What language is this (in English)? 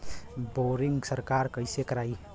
Bhojpuri